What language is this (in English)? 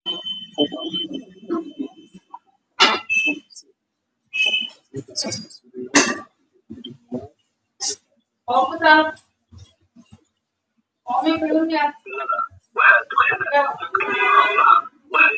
Somali